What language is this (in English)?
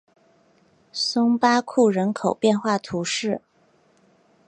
Chinese